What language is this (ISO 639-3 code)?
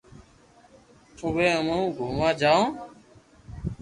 lrk